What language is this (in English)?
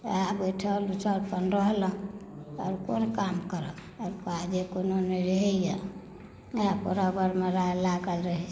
Maithili